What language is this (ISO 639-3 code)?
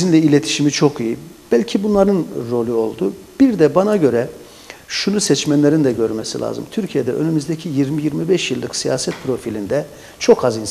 tur